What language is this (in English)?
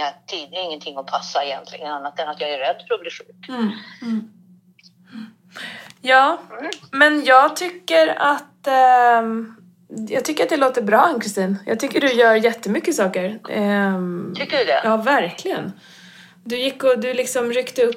Swedish